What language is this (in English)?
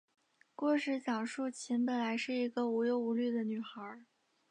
Chinese